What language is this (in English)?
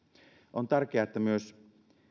Finnish